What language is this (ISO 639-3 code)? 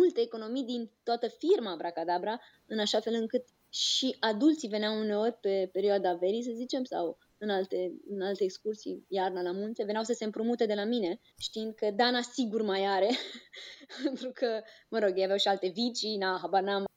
ron